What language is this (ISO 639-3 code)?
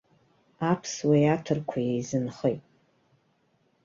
abk